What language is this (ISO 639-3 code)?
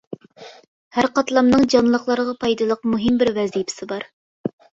uig